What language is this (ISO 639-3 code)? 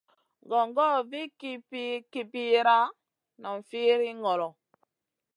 mcn